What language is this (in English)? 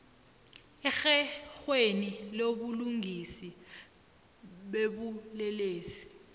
South Ndebele